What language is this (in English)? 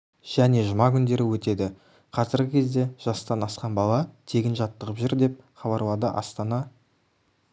Kazakh